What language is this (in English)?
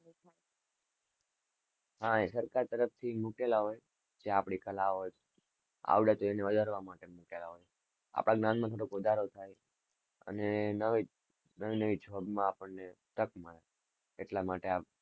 Gujarati